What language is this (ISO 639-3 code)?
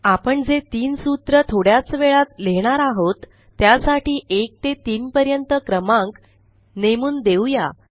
mar